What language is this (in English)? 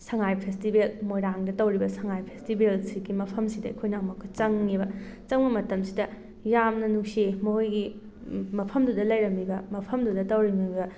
Manipuri